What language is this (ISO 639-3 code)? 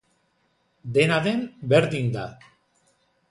eus